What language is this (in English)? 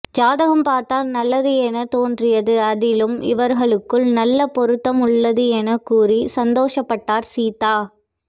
Tamil